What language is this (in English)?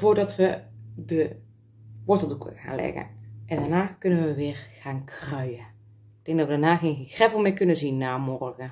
Dutch